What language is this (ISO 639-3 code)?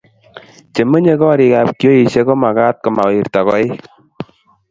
kln